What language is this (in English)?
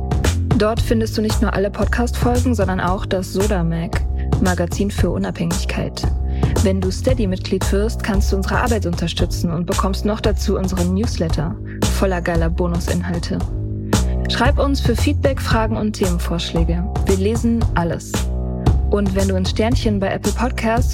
German